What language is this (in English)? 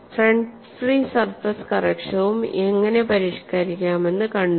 Malayalam